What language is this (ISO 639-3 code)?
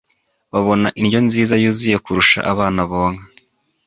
kin